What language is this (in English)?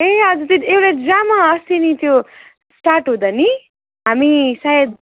Nepali